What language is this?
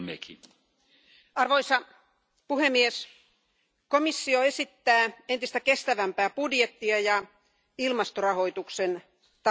Finnish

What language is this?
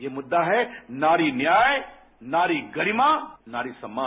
Hindi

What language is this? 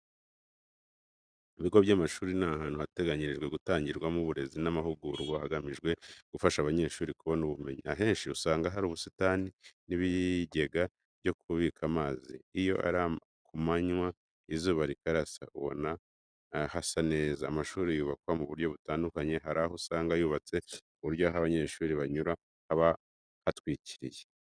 Kinyarwanda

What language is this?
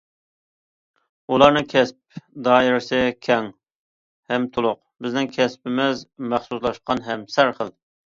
Uyghur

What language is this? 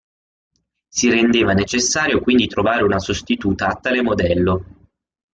Italian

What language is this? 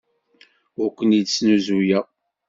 Kabyle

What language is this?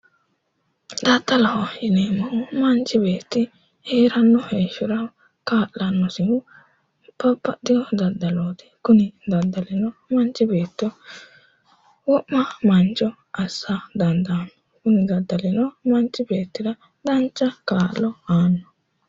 Sidamo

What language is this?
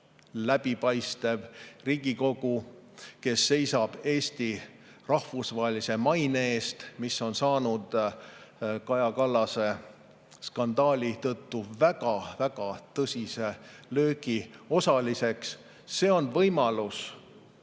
Estonian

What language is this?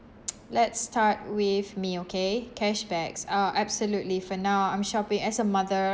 English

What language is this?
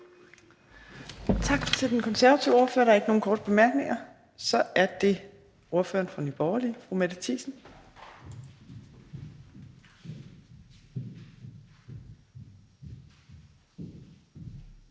Danish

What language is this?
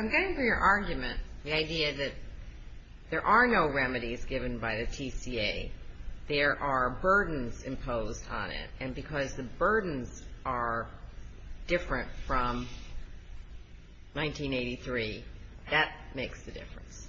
English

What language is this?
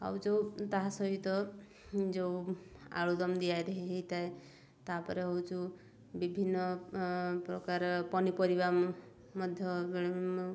Odia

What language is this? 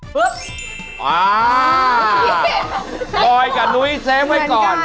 Thai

